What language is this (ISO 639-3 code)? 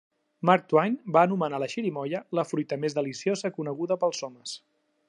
cat